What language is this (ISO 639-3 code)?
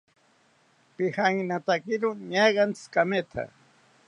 cpy